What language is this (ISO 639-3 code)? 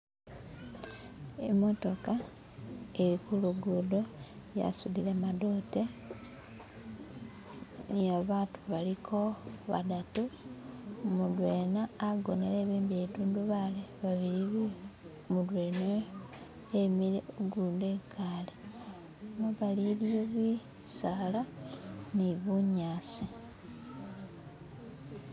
myx